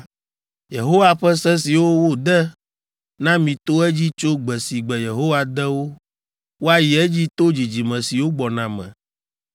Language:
Ewe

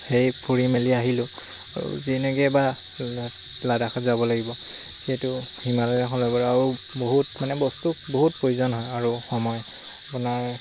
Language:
Assamese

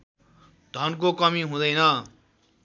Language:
Nepali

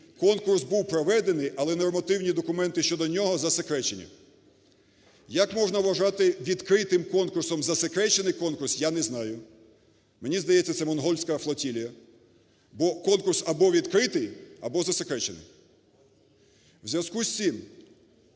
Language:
Ukrainian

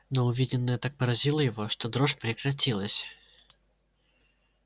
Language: Russian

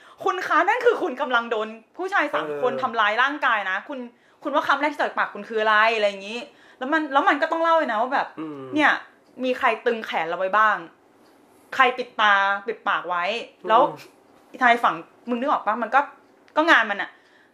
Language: Thai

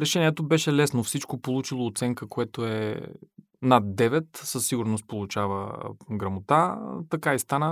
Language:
Bulgarian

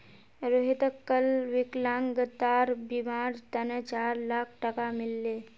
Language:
Magahi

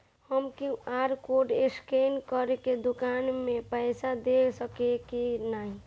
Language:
Bhojpuri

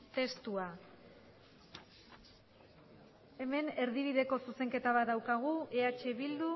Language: Basque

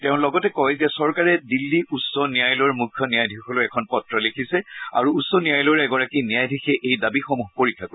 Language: Assamese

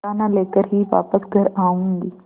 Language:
Hindi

